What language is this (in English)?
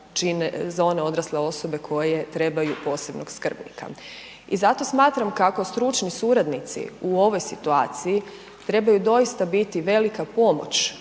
Croatian